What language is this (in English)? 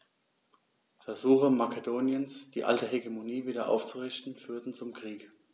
German